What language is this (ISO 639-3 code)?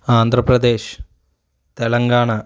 tel